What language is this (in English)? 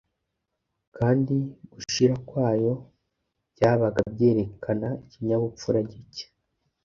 Kinyarwanda